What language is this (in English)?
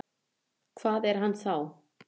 Icelandic